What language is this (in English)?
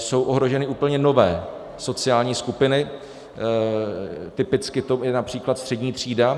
Czech